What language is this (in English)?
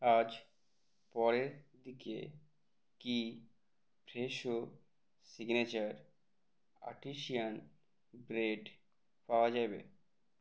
Bangla